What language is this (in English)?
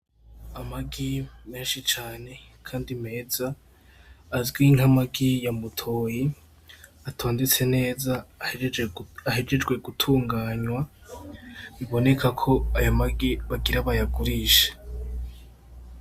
Rundi